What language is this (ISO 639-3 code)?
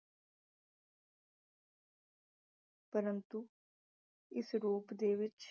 pan